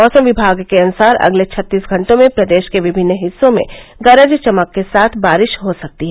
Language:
Hindi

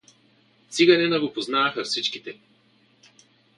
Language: Bulgarian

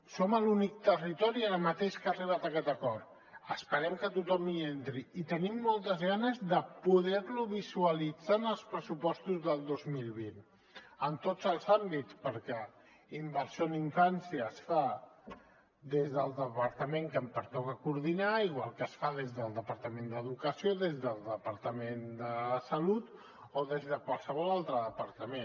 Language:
Catalan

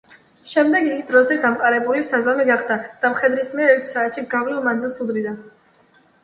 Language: Georgian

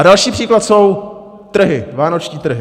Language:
Czech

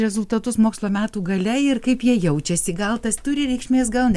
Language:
Lithuanian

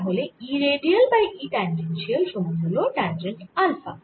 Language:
Bangla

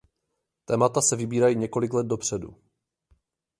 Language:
Czech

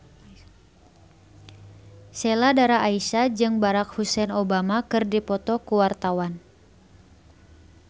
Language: Sundanese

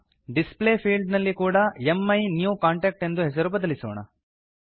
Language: Kannada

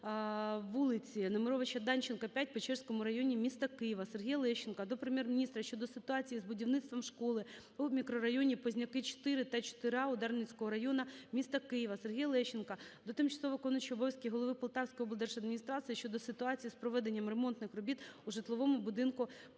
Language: Ukrainian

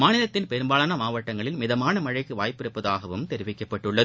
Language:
Tamil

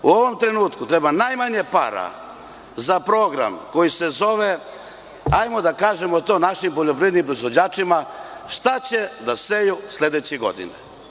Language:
Serbian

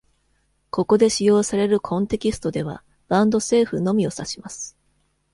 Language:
Japanese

